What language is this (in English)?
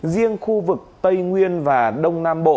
Vietnamese